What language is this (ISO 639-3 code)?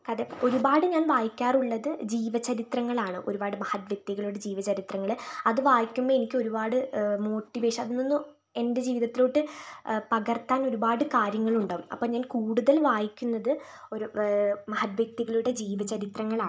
mal